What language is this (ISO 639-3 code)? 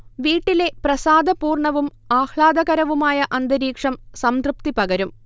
mal